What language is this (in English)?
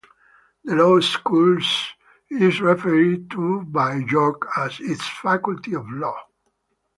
English